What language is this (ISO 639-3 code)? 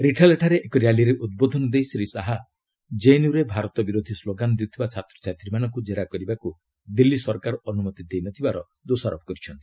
ori